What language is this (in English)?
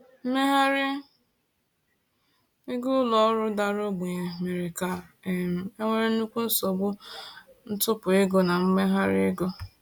Igbo